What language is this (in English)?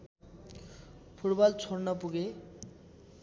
Nepali